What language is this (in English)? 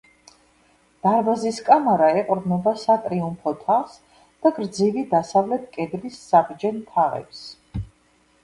Georgian